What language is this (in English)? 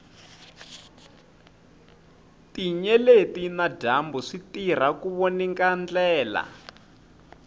Tsonga